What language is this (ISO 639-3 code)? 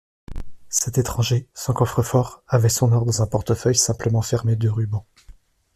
fra